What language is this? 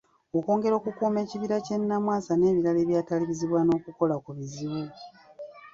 Ganda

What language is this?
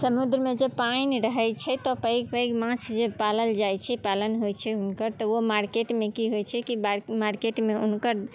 Maithili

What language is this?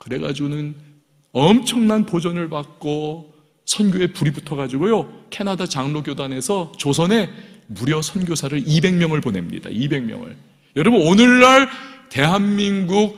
Korean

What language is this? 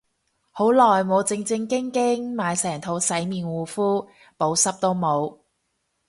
Cantonese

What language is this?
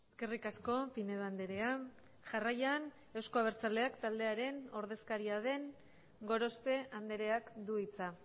Basque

